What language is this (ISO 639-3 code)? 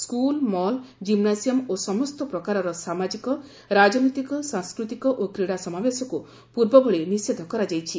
ori